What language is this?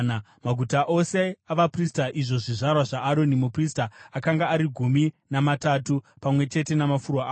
Shona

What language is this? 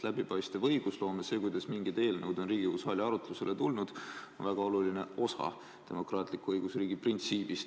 Estonian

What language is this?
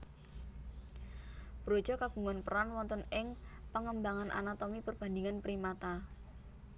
Javanese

